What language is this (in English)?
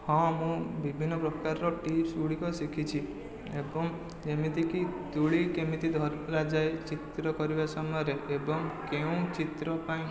Odia